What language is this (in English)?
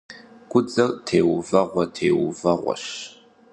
Kabardian